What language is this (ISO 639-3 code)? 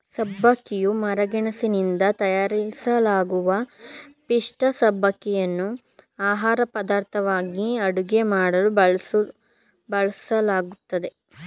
kan